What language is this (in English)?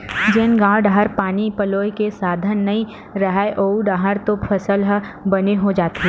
Chhattisgarhi